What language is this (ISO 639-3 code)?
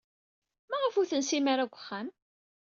kab